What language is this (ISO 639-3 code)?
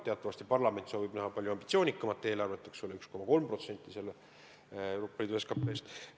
est